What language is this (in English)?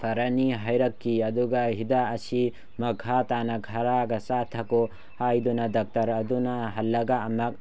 Manipuri